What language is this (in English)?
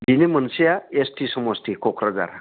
Bodo